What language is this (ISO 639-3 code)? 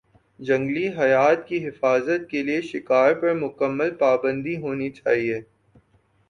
urd